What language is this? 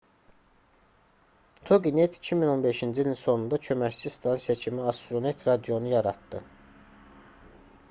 Azerbaijani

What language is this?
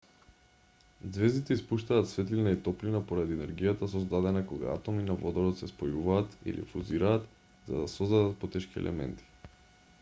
Macedonian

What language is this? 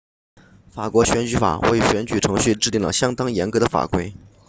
Chinese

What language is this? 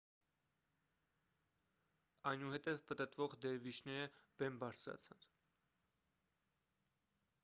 Armenian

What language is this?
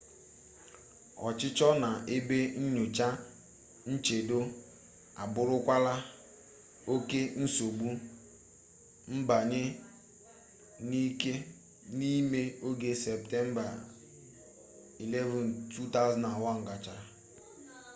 Igbo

